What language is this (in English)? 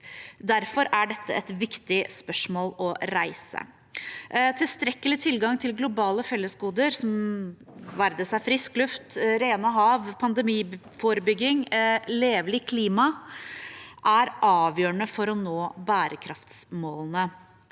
Norwegian